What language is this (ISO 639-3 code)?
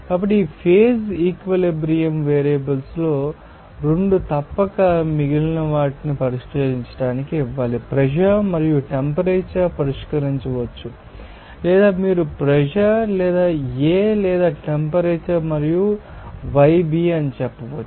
tel